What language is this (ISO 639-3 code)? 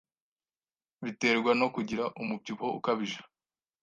kin